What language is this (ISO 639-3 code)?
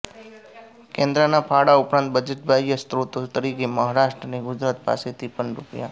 guj